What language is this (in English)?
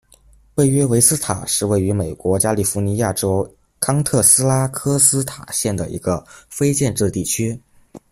Chinese